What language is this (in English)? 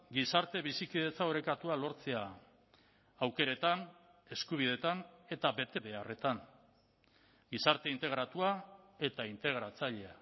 Basque